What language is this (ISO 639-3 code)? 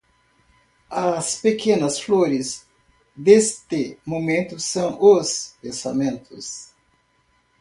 por